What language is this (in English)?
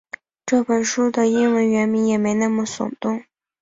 Chinese